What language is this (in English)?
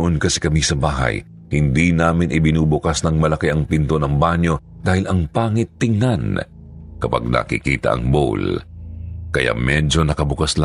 Filipino